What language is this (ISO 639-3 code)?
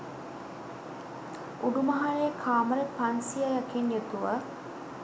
sin